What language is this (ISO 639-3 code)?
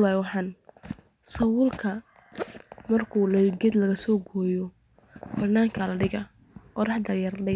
som